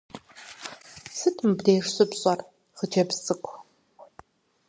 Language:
Kabardian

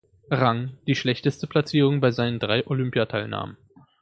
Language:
German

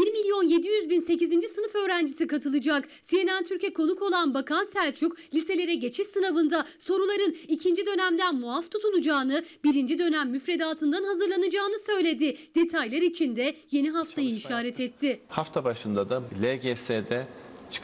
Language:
Turkish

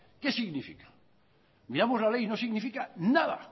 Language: Spanish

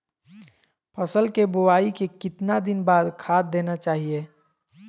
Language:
Magahi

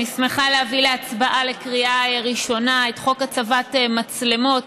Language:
Hebrew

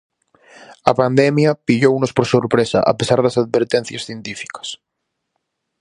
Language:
Galician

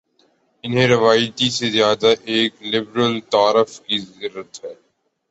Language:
Urdu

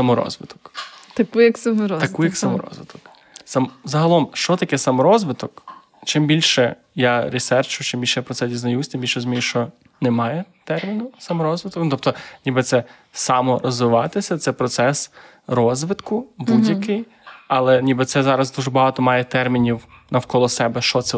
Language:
Ukrainian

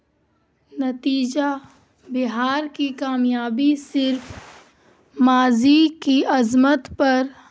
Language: Urdu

